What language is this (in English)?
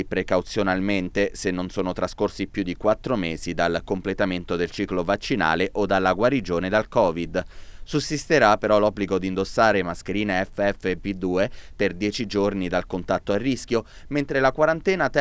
Italian